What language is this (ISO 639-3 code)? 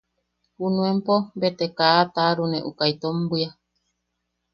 yaq